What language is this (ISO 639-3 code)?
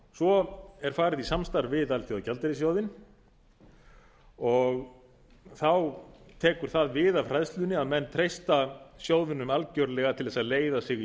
isl